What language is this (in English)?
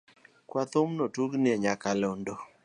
Luo (Kenya and Tanzania)